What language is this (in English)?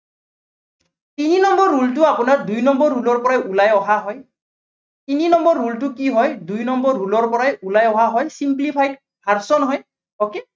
Assamese